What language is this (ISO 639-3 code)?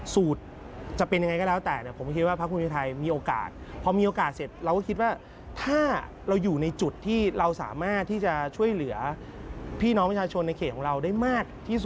tha